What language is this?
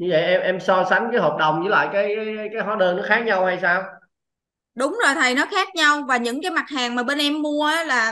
Vietnamese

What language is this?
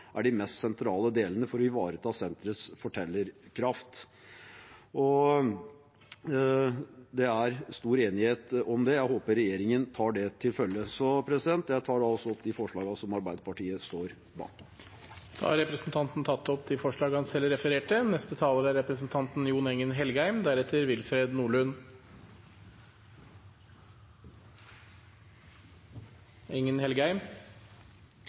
Norwegian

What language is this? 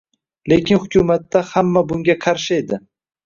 Uzbek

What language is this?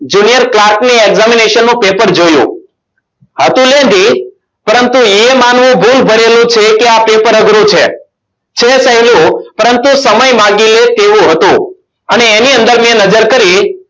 Gujarati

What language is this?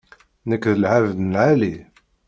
Kabyle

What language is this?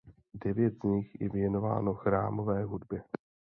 Czech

